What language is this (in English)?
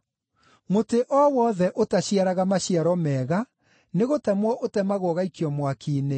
Kikuyu